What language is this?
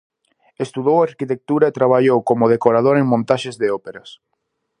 Galician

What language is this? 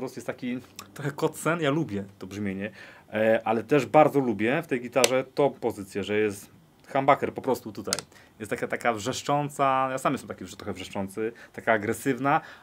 Polish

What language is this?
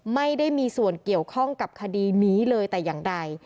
Thai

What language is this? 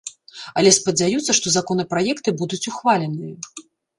Belarusian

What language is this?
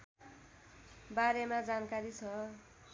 Nepali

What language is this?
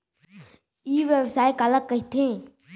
Chhattisgarhi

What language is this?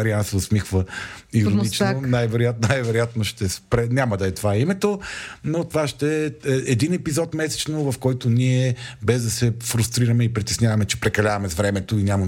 Bulgarian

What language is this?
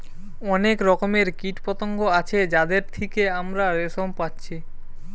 Bangla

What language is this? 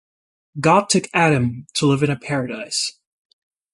English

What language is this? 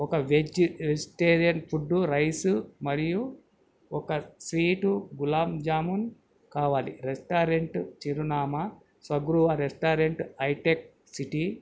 Telugu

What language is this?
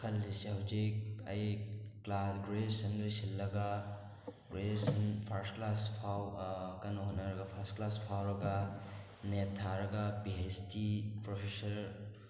Manipuri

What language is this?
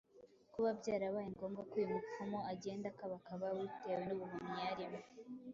Kinyarwanda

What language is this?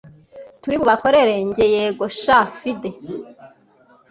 Kinyarwanda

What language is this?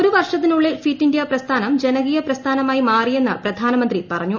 Malayalam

